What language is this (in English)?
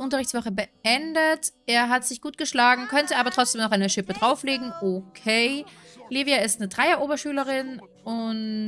German